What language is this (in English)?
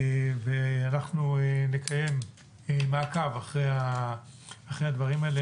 Hebrew